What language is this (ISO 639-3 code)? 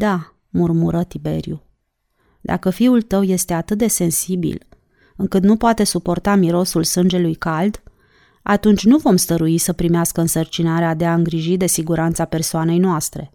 ron